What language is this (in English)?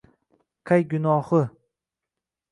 Uzbek